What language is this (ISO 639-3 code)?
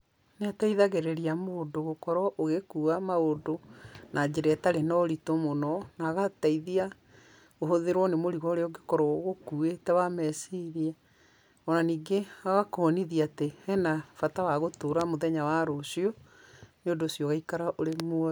kik